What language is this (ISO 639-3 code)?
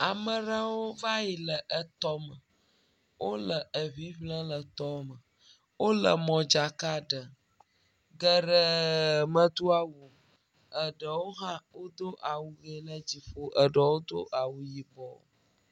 ewe